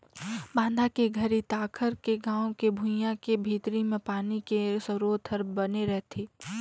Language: Chhattisgarhi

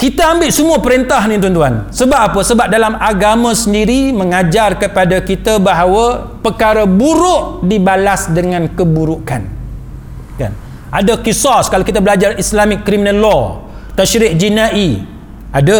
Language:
Malay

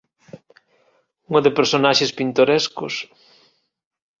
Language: Galician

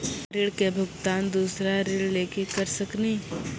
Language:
Maithili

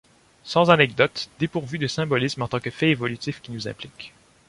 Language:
French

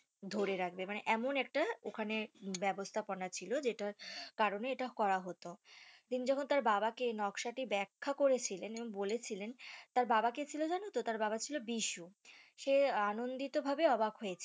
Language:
Bangla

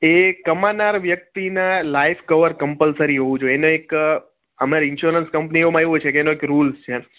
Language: Gujarati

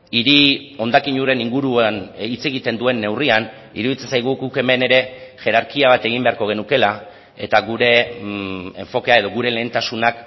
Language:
Basque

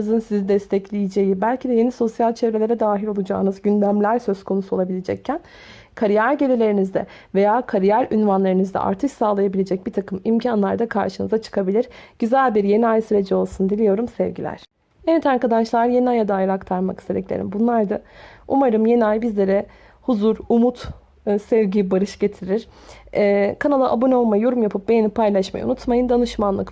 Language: Turkish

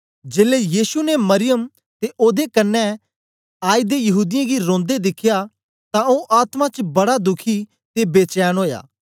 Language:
Dogri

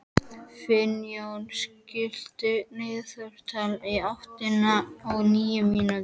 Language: Icelandic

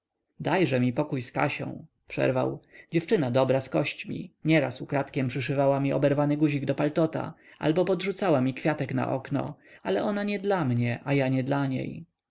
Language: Polish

